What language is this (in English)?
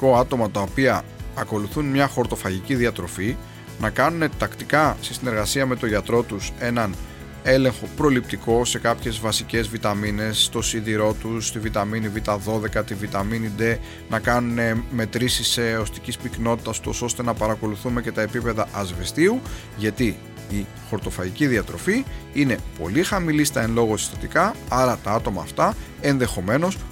Greek